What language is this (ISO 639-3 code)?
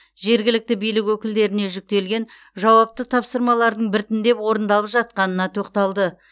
kaz